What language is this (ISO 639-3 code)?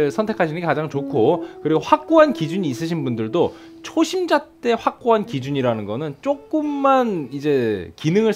kor